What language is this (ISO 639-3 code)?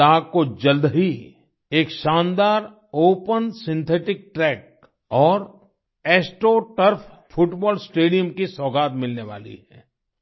hin